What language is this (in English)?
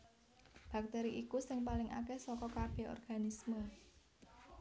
Javanese